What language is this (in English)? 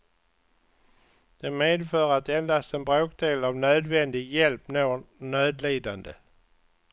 Swedish